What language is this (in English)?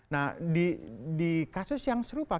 Indonesian